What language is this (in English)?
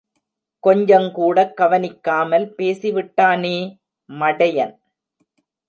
Tamil